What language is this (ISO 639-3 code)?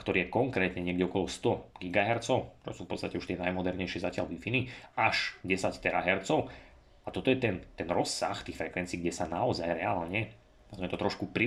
slk